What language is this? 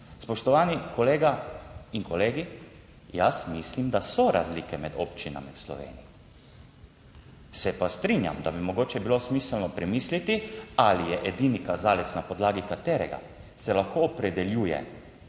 Slovenian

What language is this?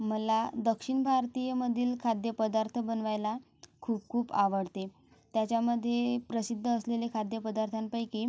Marathi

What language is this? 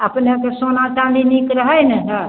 Maithili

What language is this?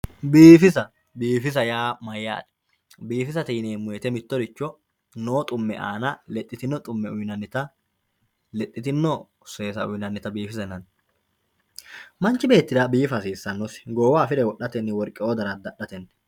Sidamo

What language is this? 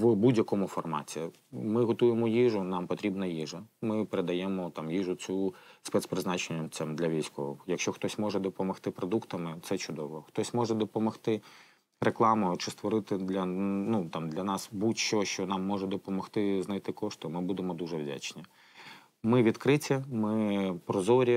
Ukrainian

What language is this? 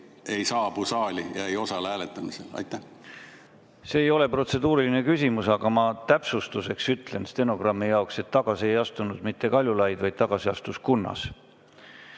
Estonian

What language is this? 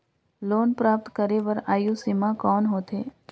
Chhattisgarhi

